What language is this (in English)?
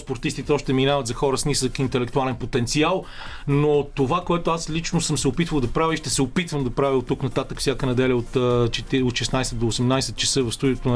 Bulgarian